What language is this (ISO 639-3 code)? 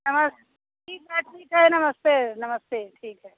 hin